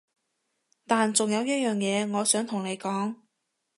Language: Cantonese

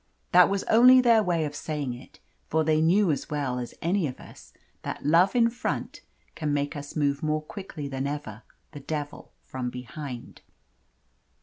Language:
English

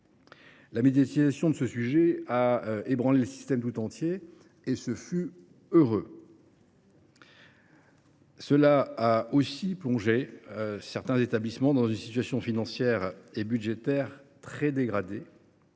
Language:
French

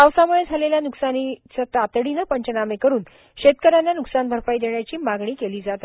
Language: Marathi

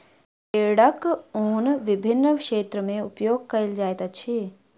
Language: Maithili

